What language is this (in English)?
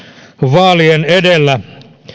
Finnish